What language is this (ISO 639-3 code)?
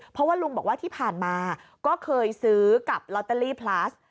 tha